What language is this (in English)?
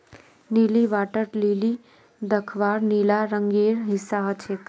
Magahi